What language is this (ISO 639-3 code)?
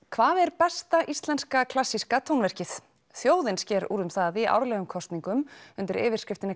isl